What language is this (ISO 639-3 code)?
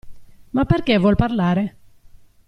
ita